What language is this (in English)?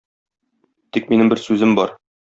Tatar